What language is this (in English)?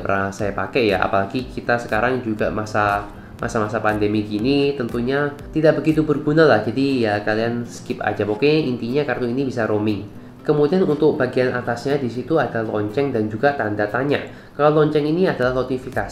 Indonesian